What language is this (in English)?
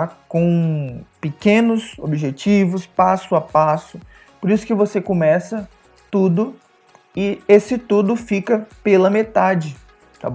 Portuguese